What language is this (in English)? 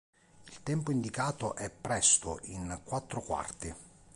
Italian